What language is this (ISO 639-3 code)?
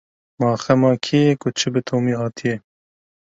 kur